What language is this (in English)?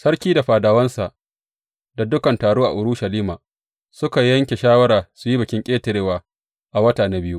Hausa